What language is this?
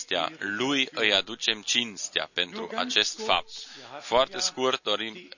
Romanian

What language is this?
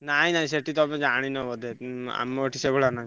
Odia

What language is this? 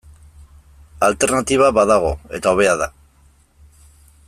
Basque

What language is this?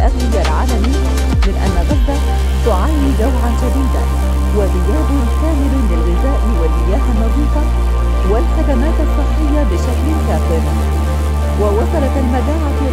Arabic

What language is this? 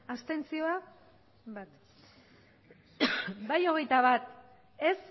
Basque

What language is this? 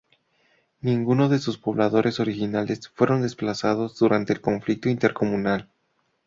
Spanish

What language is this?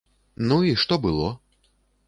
Belarusian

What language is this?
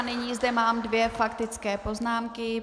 Czech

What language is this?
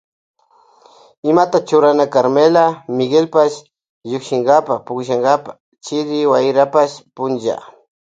Loja Highland Quichua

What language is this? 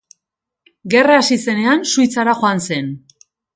Basque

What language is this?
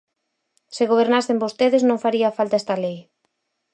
Galician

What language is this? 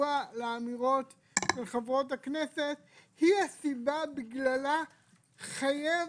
Hebrew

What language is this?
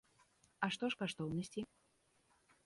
Belarusian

